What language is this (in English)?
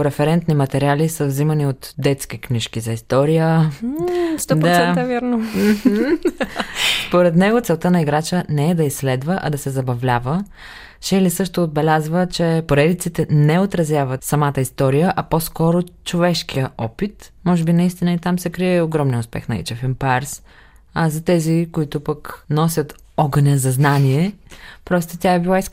Bulgarian